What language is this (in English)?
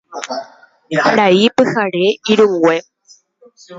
Guarani